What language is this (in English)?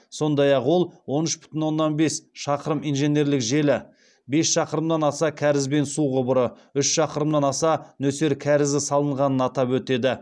Kazakh